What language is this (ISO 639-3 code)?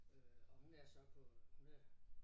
dan